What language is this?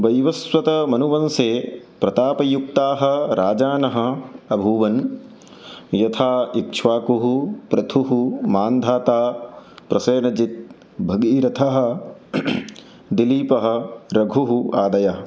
Sanskrit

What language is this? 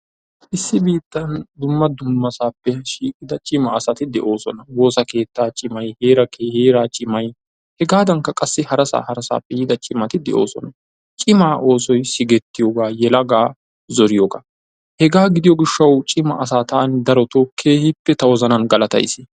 Wolaytta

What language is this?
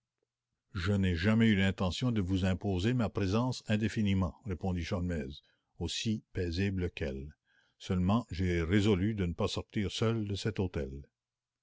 French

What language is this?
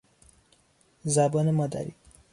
Persian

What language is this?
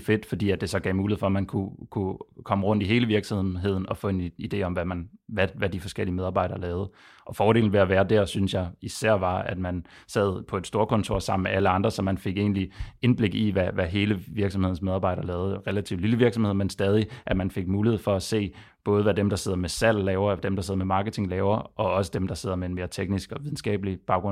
Danish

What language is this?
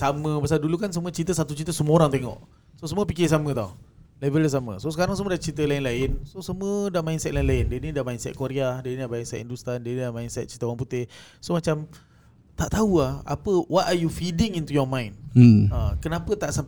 Malay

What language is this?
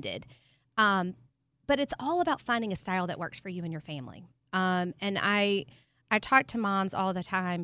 English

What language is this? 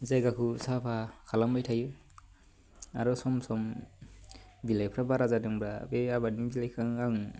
Bodo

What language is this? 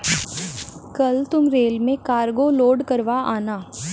Hindi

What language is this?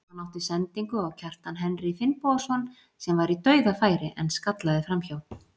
Icelandic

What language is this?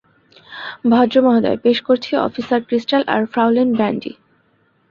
Bangla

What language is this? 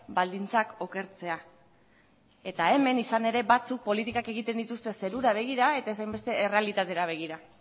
Basque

